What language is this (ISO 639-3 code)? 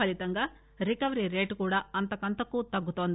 tel